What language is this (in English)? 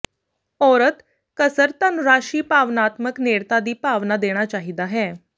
Punjabi